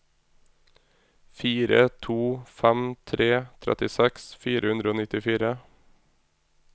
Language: Norwegian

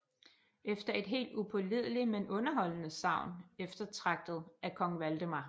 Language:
Danish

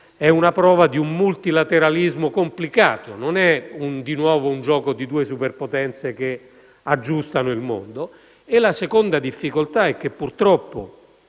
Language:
Italian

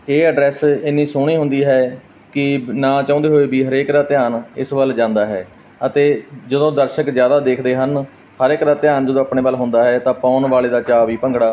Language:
Punjabi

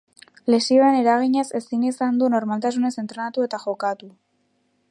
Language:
Basque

